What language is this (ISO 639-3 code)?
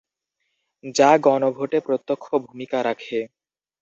ben